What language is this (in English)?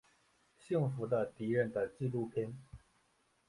Chinese